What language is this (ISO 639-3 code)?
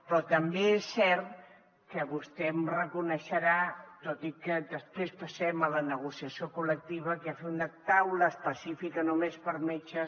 cat